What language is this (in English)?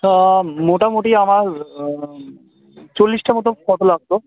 Bangla